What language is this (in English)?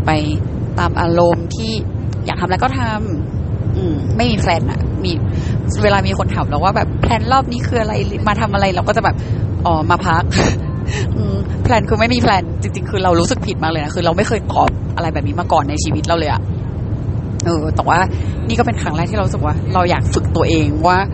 Thai